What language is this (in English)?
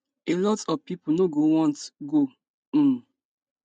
Nigerian Pidgin